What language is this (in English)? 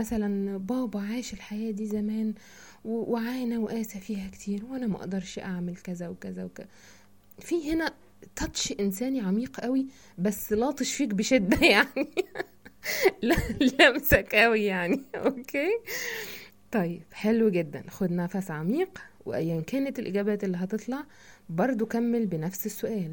Arabic